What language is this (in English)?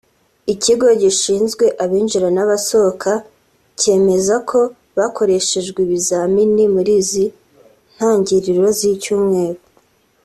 Kinyarwanda